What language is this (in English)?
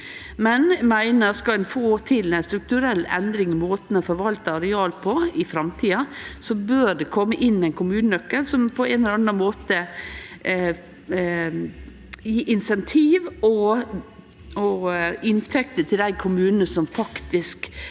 Norwegian